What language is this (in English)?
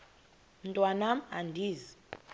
Xhosa